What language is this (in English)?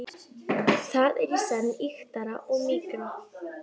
Icelandic